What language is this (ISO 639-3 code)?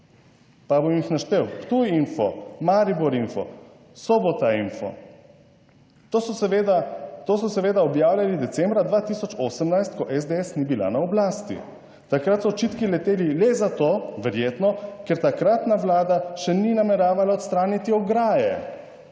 slv